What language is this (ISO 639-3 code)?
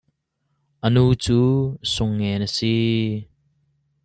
cnh